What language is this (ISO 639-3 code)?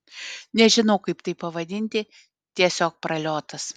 lit